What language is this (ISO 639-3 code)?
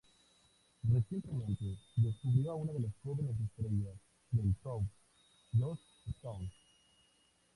spa